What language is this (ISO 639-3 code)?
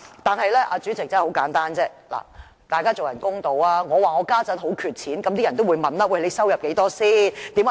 yue